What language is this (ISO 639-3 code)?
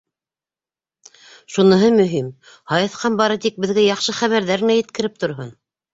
bak